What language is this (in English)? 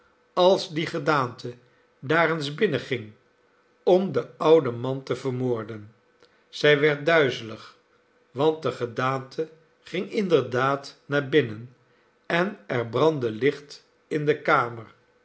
Dutch